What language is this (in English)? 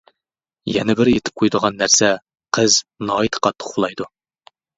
Uyghur